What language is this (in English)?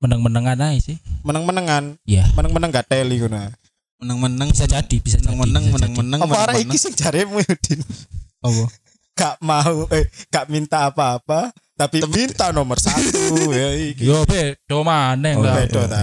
Indonesian